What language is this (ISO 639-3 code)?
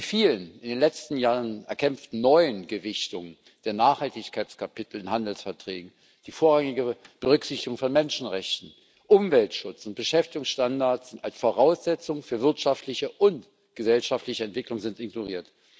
deu